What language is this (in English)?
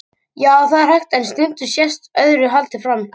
Icelandic